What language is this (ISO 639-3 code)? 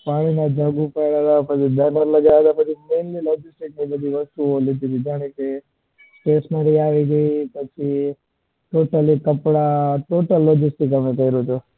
guj